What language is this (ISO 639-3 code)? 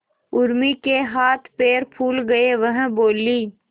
hin